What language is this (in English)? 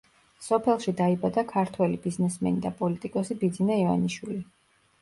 Georgian